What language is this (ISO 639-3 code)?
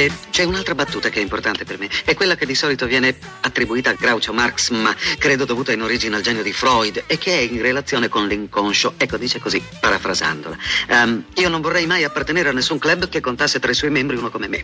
ita